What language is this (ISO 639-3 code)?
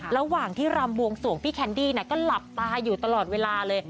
tha